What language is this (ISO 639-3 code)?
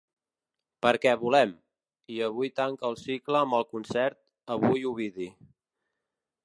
cat